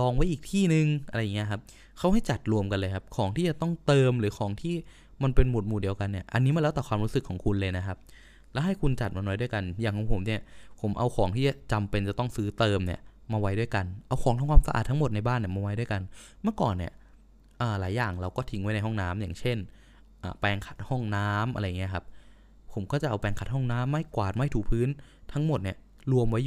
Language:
Thai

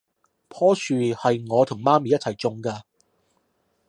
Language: Cantonese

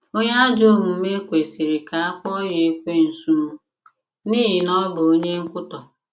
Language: Igbo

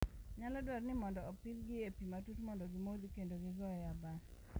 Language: Luo (Kenya and Tanzania)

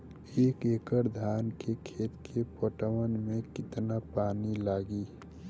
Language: Bhojpuri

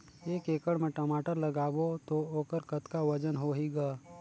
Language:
Chhattisgarhi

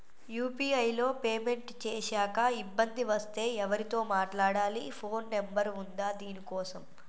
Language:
Telugu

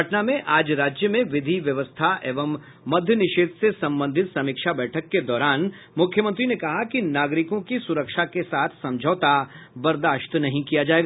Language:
Hindi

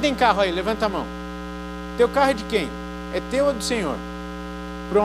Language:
Portuguese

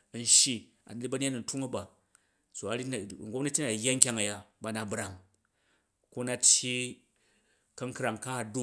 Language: Jju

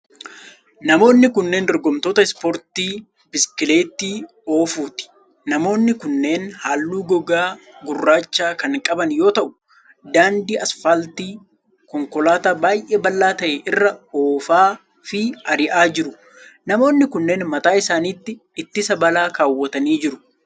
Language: Oromo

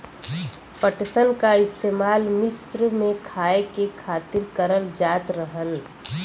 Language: Bhojpuri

